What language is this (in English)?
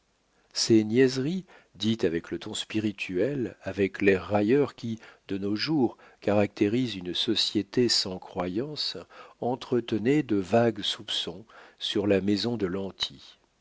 French